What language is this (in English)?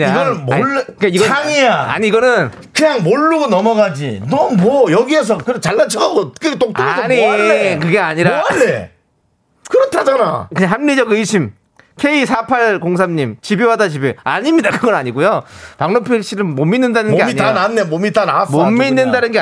Korean